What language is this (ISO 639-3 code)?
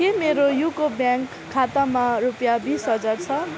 nep